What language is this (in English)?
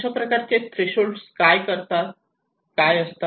Marathi